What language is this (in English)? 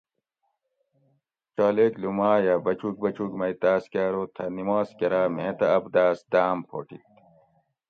Gawri